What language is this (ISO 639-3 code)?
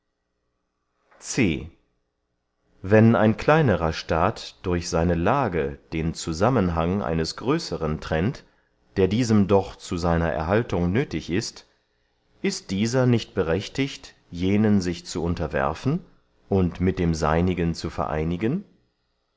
deu